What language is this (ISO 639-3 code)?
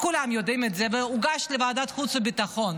heb